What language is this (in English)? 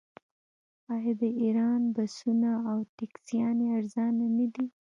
Pashto